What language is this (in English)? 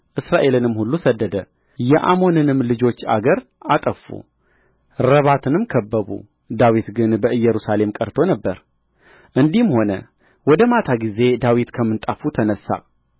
Amharic